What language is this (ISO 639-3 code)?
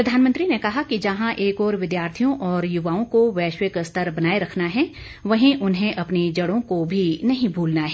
hin